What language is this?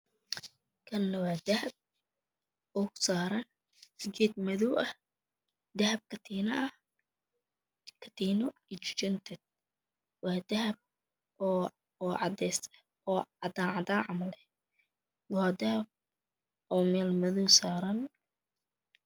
Somali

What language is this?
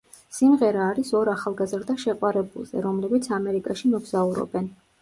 Georgian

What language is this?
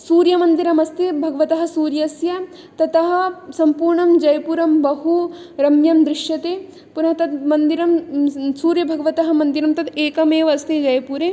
Sanskrit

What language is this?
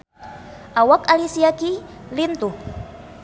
Sundanese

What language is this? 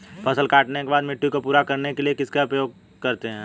Hindi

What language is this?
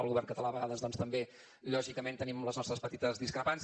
Catalan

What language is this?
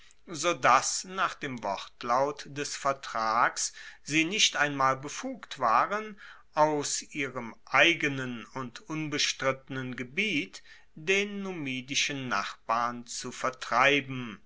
German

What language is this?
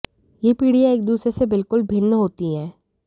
Hindi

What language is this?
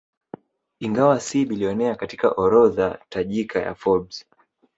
Swahili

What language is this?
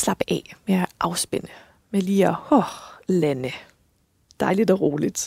Danish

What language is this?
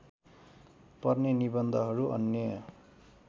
Nepali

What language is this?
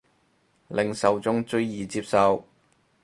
Cantonese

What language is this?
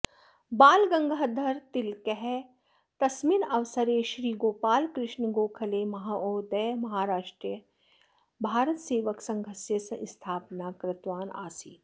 Sanskrit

